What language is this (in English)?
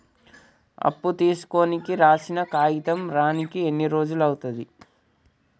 Telugu